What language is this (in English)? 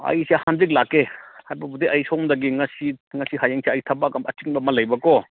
Manipuri